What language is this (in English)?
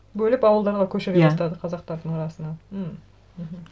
Kazakh